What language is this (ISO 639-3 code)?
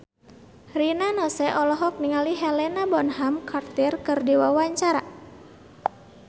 sun